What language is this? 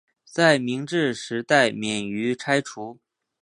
Chinese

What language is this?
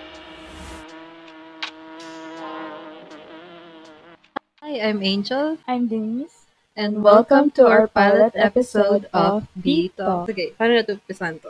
Filipino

